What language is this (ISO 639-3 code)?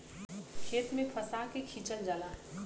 bho